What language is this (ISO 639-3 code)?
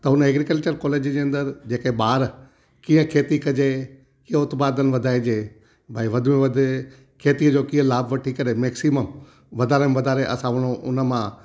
snd